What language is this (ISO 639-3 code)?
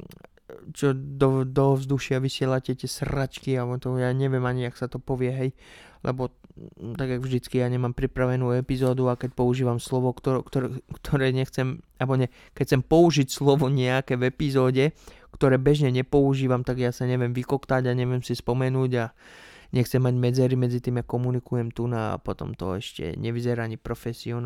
slk